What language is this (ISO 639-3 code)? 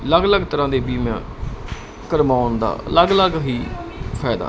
pan